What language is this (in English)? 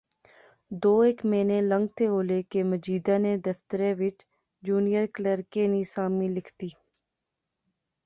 Pahari-Potwari